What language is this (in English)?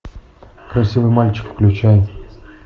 Russian